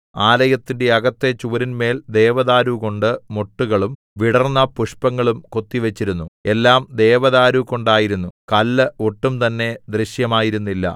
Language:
Malayalam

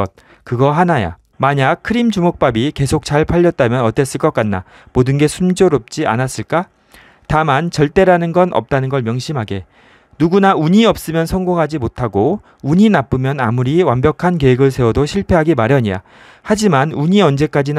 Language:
Korean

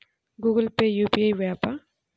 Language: Telugu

